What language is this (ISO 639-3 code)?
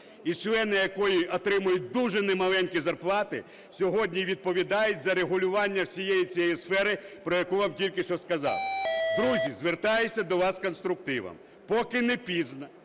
ukr